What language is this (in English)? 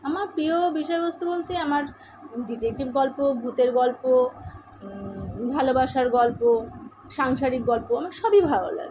Bangla